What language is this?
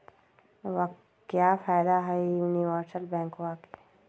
Magahi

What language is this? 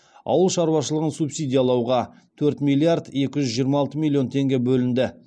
Kazakh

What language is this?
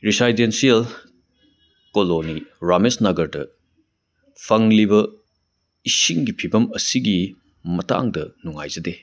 Manipuri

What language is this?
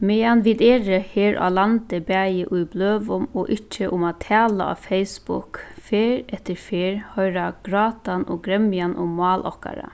Faroese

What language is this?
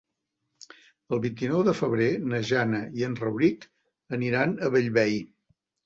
Catalan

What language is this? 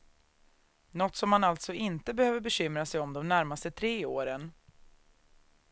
Swedish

